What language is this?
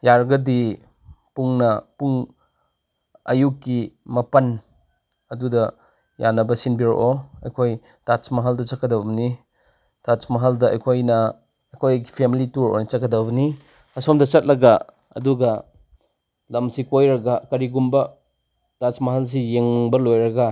Manipuri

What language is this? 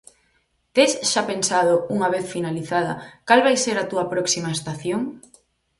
Galician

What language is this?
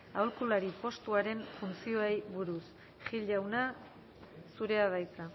Basque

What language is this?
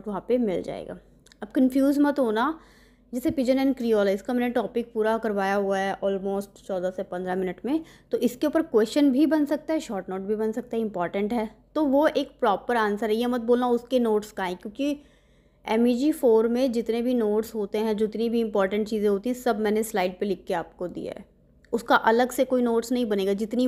Hindi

